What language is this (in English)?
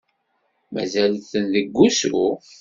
Kabyle